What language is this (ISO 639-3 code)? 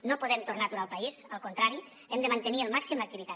cat